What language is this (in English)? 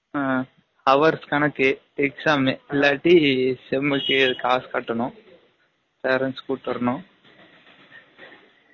Tamil